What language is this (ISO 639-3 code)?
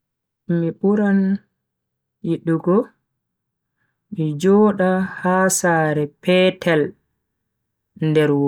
fui